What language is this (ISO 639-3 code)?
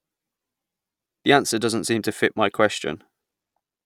eng